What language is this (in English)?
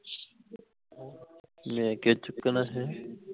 Punjabi